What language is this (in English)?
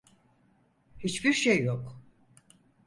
Turkish